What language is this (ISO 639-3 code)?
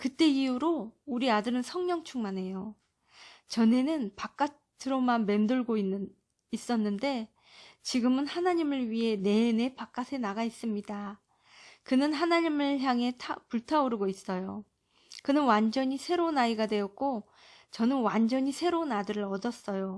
kor